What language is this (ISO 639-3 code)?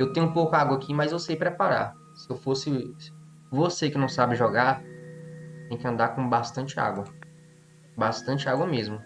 por